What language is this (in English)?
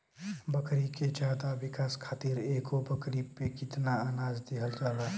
Bhojpuri